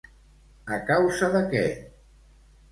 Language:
Catalan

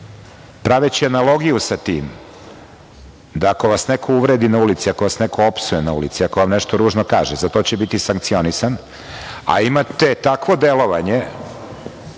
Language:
Serbian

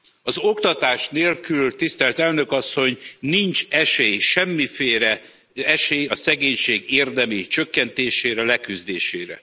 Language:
Hungarian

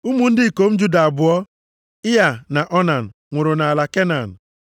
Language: Igbo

